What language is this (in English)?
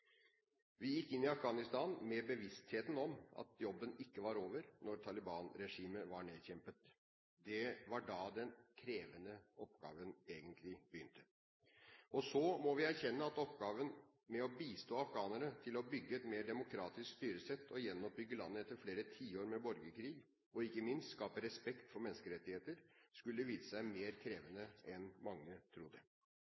Norwegian Bokmål